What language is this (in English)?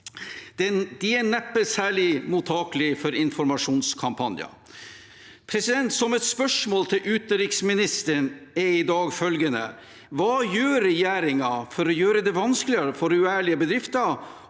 Norwegian